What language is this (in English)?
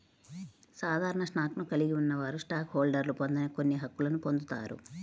Telugu